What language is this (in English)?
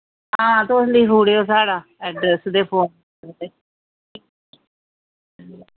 Dogri